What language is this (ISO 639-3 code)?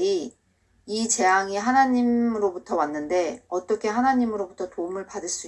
kor